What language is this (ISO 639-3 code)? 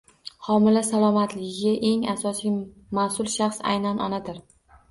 uzb